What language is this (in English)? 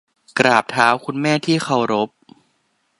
Thai